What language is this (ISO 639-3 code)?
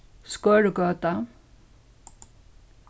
fao